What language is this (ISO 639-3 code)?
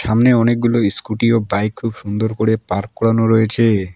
ben